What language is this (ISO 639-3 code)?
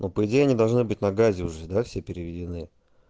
rus